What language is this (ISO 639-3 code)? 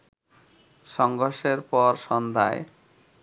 ben